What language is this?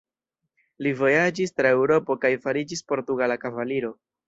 Esperanto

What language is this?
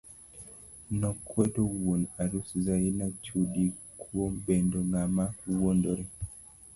Luo (Kenya and Tanzania)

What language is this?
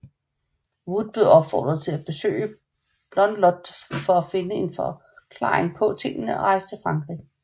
Danish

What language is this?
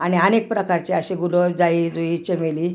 Marathi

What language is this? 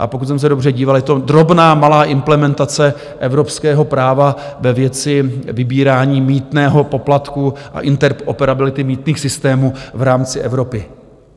Czech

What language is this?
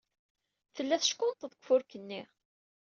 Kabyle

